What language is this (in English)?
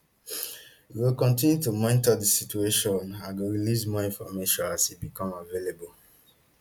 Nigerian Pidgin